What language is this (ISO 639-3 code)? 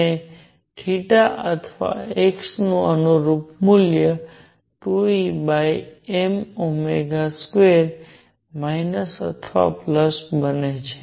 guj